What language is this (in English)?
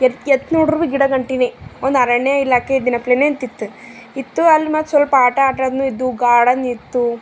Kannada